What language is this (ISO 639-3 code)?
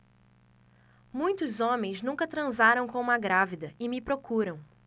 por